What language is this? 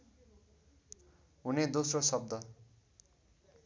Nepali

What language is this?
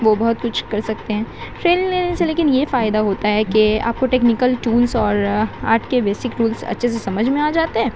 Urdu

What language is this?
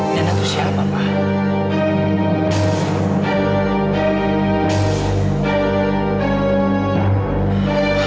Indonesian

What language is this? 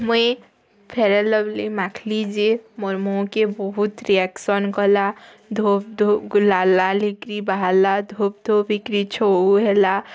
Odia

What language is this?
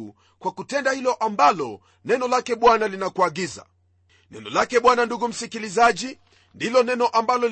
Swahili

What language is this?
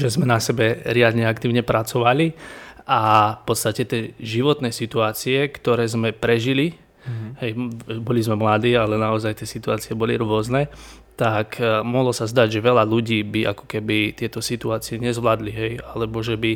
Slovak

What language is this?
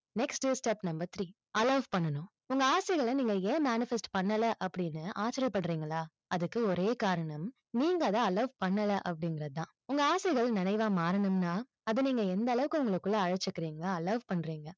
Tamil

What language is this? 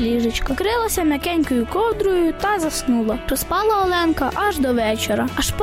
Ukrainian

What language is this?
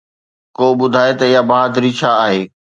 Sindhi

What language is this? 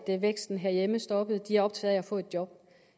Danish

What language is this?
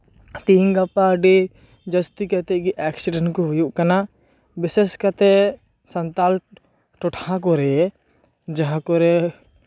Santali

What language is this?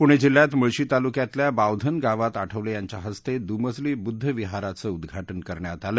Marathi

